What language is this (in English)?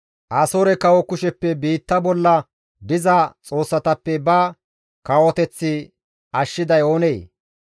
Gamo